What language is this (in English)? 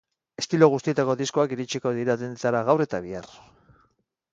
Basque